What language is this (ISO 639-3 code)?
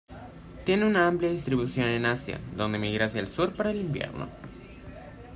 spa